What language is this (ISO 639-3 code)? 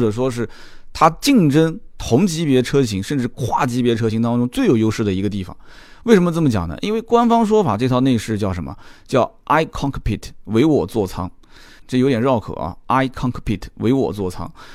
zho